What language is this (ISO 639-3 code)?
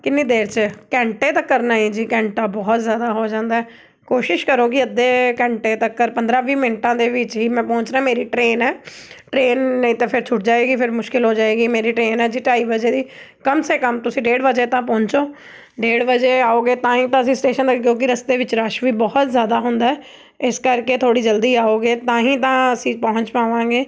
pan